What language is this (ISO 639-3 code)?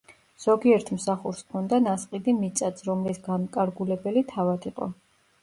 kat